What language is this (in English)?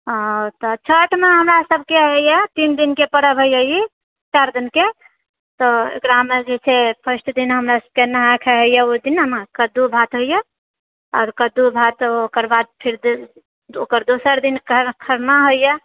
Maithili